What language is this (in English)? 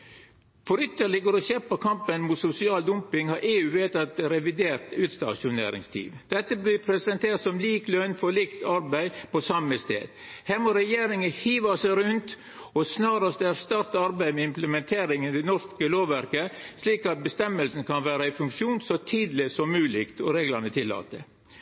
Norwegian Nynorsk